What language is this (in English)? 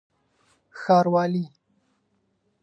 Pashto